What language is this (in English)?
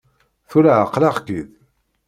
Kabyle